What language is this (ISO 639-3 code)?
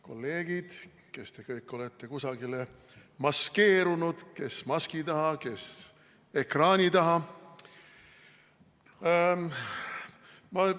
est